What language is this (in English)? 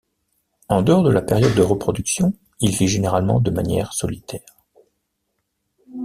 French